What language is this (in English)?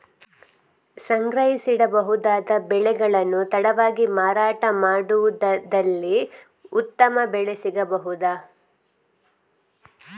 Kannada